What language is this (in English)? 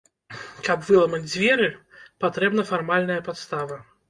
Belarusian